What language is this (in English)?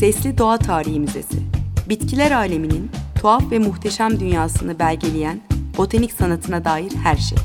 Turkish